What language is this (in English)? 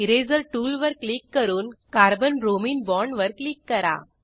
Marathi